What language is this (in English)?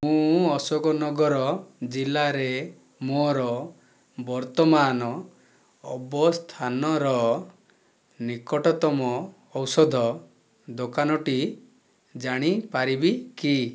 Odia